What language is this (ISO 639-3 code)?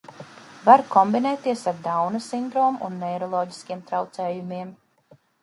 lav